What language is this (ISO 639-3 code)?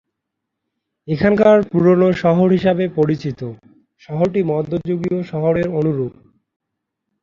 ben